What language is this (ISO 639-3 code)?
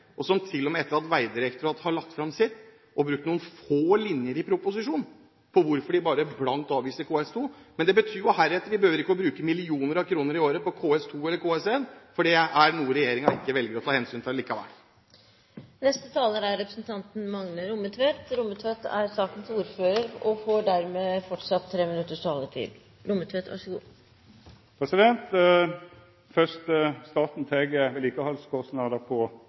nor